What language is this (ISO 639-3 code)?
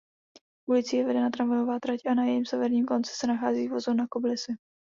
ces